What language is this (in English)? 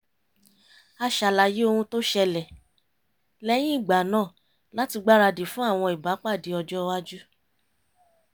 Yoruba